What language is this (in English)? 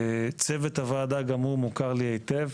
Hebrew